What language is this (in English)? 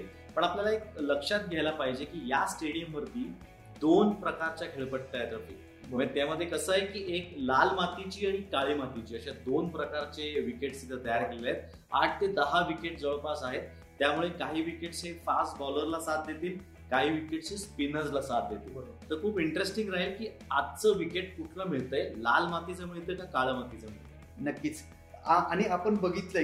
Marathi